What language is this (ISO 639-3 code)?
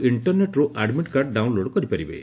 ori